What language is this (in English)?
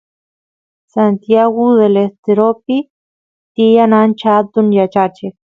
Santiago del Estero Quichua